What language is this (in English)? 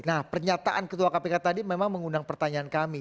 Indonesian